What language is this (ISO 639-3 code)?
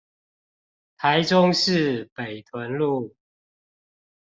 zho